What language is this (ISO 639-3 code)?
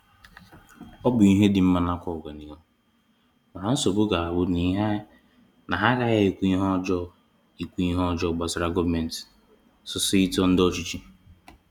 ibo